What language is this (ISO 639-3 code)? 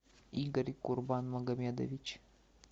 rus